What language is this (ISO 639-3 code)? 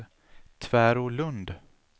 swe